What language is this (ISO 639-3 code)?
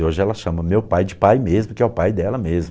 por